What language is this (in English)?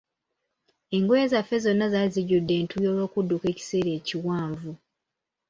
Ganda